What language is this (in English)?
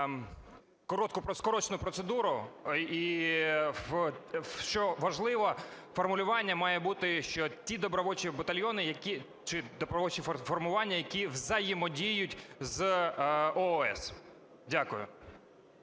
Ukrainian